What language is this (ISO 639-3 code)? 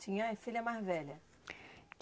por